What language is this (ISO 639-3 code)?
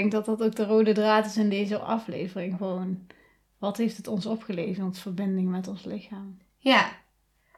nld